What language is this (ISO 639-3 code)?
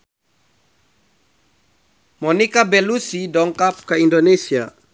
sun